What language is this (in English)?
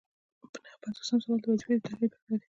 Pashto